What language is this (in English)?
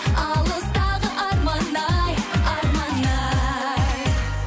Kazakh